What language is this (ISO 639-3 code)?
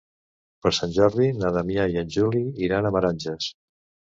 cat